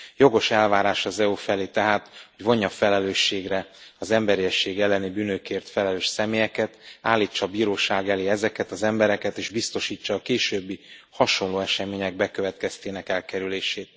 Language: Hungarian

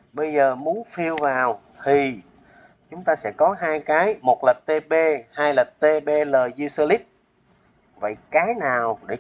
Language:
Vietnamese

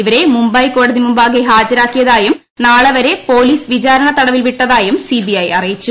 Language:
Malayalam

